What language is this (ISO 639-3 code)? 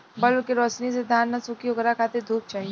bho